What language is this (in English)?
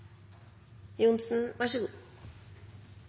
Norwegian Bokmål